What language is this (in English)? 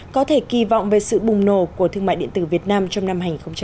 Vietnamese